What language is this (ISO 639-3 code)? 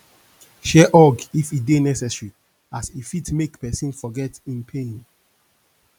pcm